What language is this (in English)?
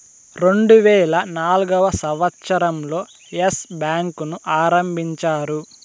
Telugu